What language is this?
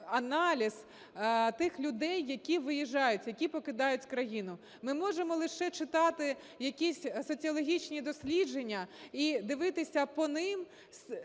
Ukrainian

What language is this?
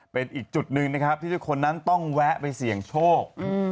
Thai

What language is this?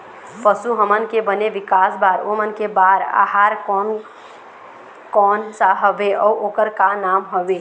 Chhattisgarhi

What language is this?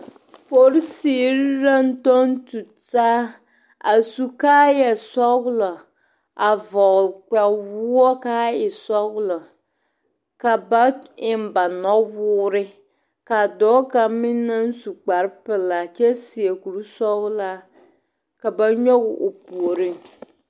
Southern Dagaare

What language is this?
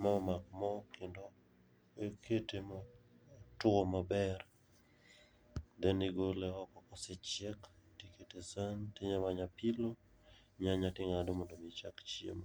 Luo (Kenya and Tanzania)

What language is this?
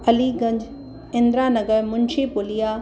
Sindhi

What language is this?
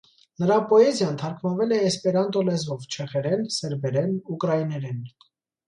Armenian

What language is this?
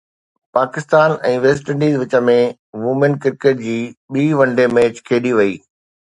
Sindhi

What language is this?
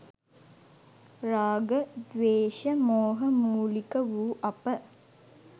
Sinhala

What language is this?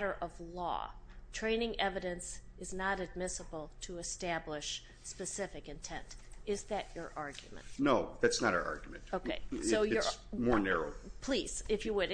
English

